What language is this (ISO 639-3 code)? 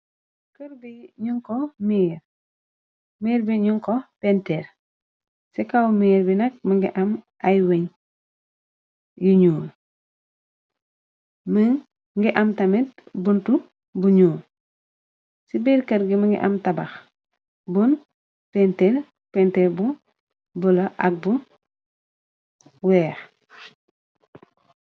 wol